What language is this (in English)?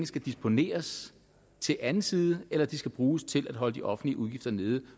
Danish